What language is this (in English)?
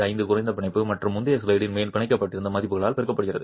Tamil